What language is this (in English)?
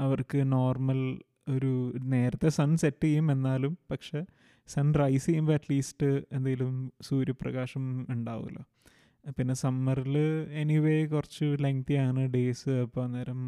Malayalam